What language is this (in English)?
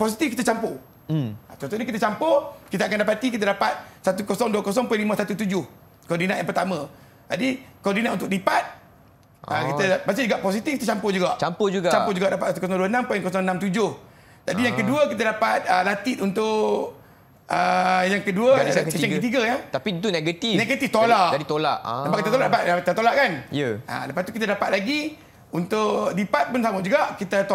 Malay